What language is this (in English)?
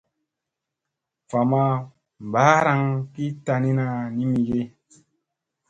Musey